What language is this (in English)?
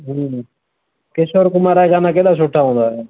Sindhi